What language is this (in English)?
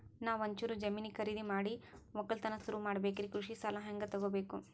Kannada